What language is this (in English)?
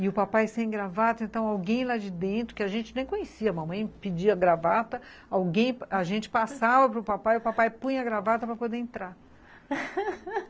Portuguese